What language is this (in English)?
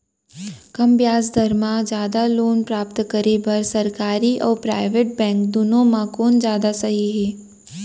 Chhattisgarhi